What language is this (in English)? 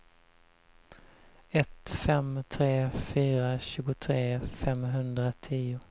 Swedish